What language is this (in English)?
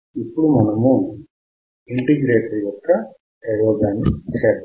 Telugu